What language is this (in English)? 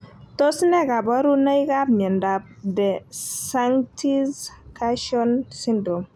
Kalenjin